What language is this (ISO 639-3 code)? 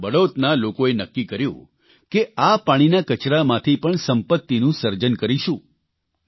guj